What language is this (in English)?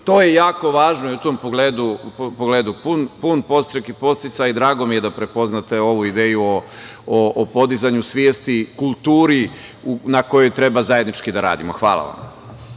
Serbian